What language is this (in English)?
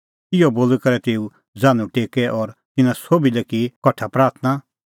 Kullu Pahari